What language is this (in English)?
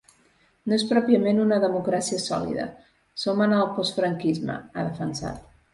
Catalan